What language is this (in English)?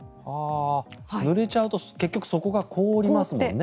Japanese